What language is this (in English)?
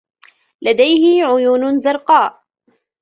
Arabic